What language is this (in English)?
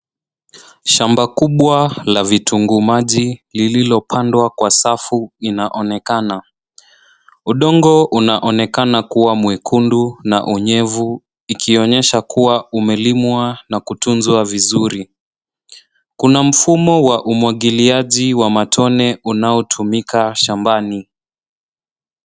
Swahili